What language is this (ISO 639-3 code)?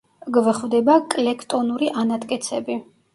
kat